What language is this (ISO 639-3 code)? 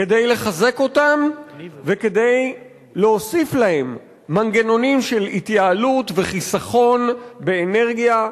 heb